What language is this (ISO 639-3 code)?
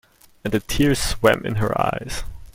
eng